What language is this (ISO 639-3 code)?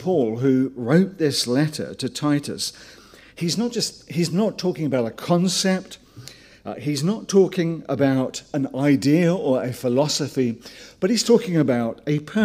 eng